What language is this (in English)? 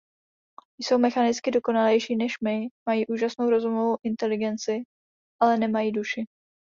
Czech